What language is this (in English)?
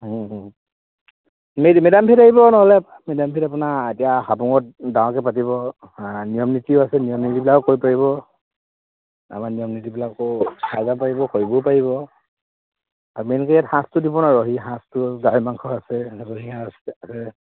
Assamese